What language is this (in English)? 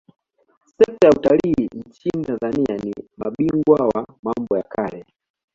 Swahili